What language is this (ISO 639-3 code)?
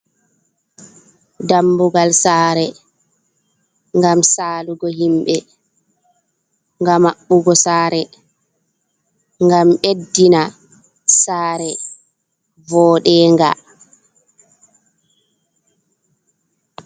ful